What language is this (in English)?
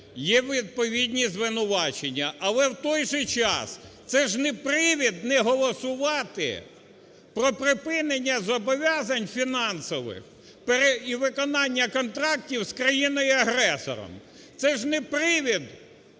Ukrainian